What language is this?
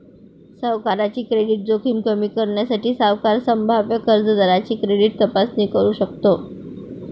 Marathi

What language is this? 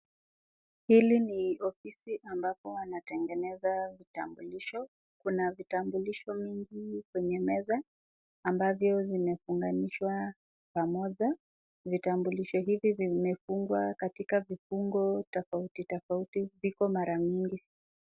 Swahili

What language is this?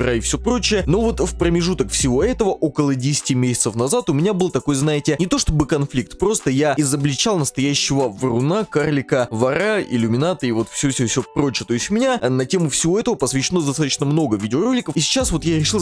Russian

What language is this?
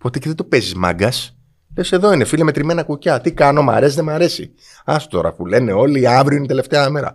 Greek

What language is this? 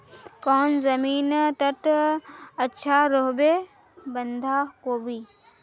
Magahi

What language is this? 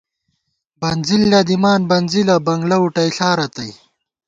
Gawar-Bati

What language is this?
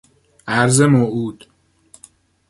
Persian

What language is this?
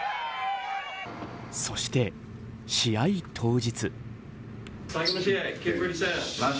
Japanese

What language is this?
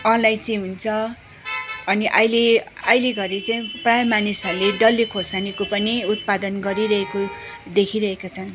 Nepali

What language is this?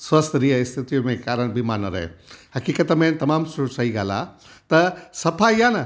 Sindhi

